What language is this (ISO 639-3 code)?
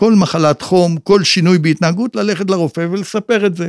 heb